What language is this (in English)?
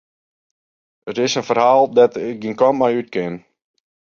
Western Frisian